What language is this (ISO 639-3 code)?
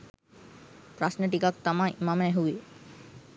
sin